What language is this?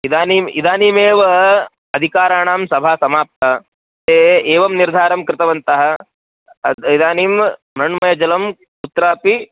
Sanskrit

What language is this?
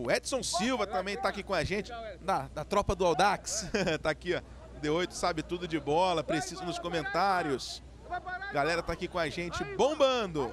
Portuguese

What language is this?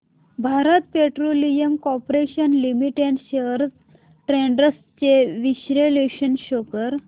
Marathi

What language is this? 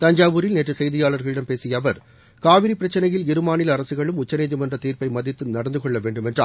Tamil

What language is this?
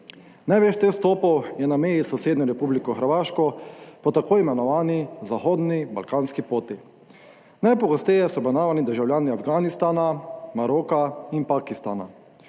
Slovenian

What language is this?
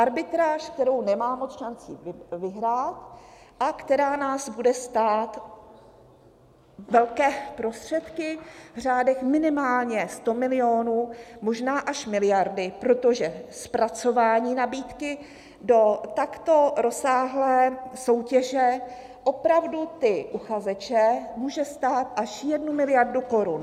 Czech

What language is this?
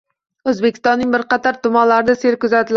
Uzbek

